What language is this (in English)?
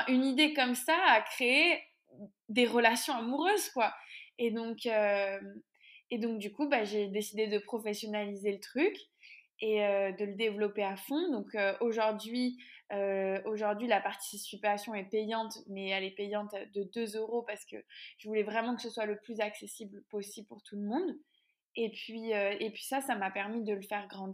French